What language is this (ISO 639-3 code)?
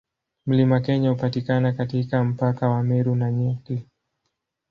swa